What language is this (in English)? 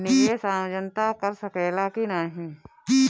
Bhojpuri